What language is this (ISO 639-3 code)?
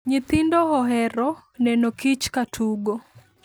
luo